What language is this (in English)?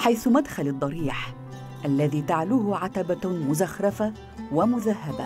Arabic